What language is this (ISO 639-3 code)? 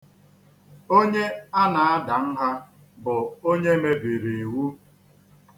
ibo